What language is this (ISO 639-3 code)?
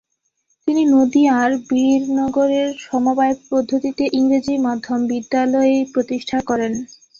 ben